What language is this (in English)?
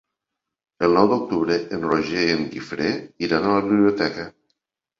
Catalan